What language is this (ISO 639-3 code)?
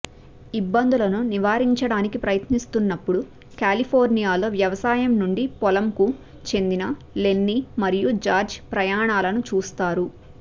tel